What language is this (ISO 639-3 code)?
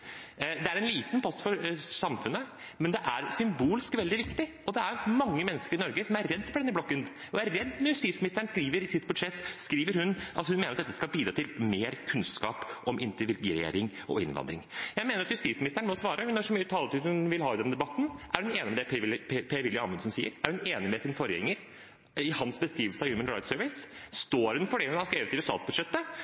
nob